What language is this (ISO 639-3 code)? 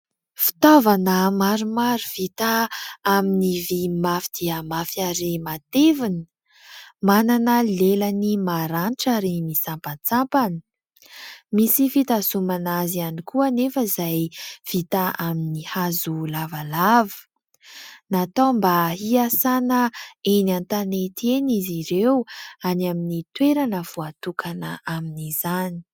mlg